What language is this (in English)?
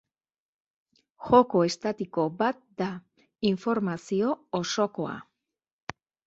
Basque